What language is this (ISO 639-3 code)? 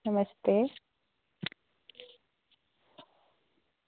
doi